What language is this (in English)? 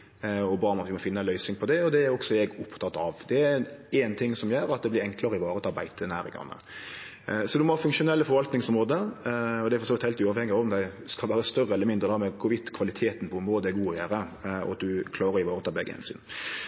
Norwegian Nynorsk